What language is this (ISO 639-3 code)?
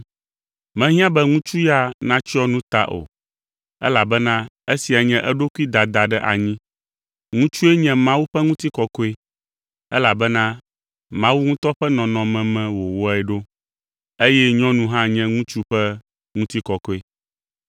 ewe